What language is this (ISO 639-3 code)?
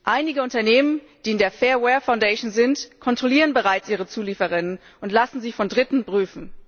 deu